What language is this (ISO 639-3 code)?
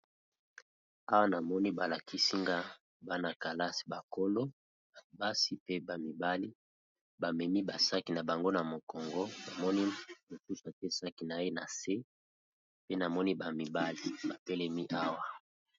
lin